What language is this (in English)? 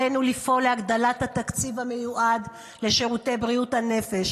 Hebrew